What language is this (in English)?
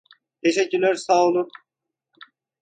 Turkish